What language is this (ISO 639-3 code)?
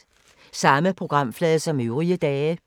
dan